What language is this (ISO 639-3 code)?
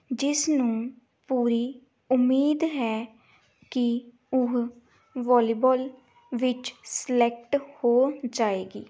pan